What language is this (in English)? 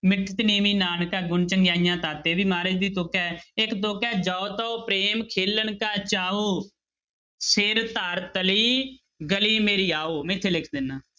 Punjabi